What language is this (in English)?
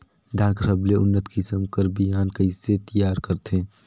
Chhattisgarhi